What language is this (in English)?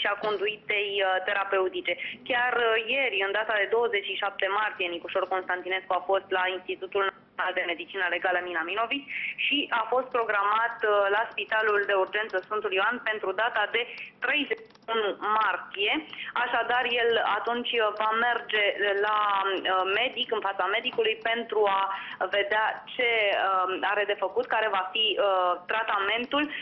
Romanian